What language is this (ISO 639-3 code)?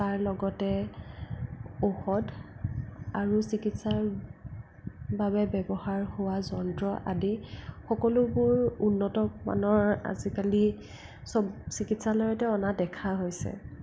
asm